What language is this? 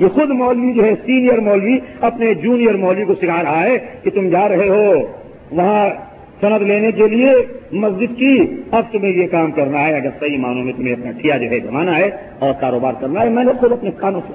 Urdu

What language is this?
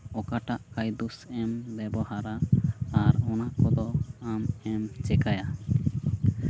Santali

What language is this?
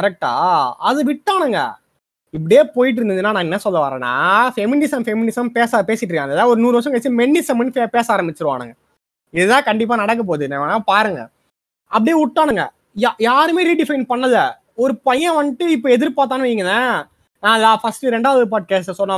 Tamil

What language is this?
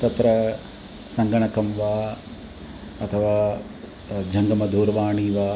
Sanskrit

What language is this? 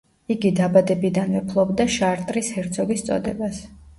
Georgian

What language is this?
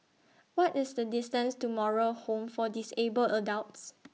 English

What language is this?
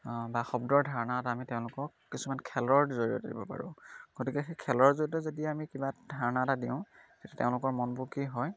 Assamese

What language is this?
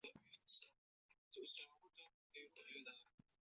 Chinese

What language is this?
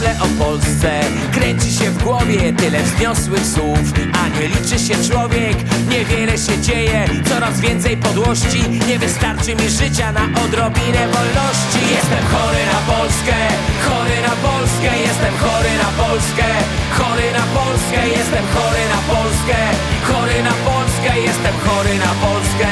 Polish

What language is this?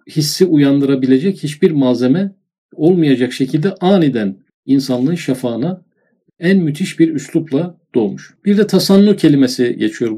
Turkish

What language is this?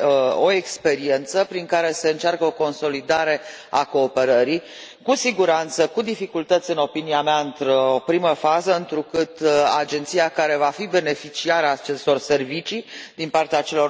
Romanian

